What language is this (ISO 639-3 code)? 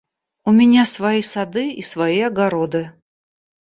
rus